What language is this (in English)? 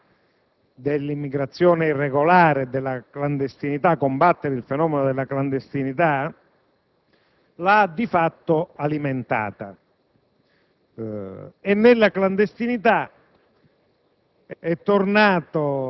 Italian